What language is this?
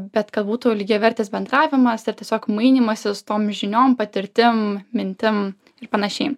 Lithuanian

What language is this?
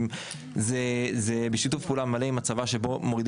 Hebrew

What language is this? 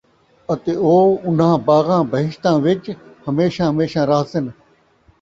Saraiki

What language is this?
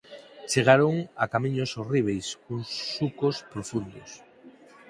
Galician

